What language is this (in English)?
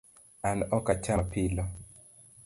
Luo (Kenya and Tanzania)